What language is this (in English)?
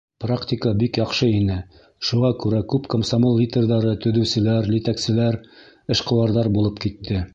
Bashkir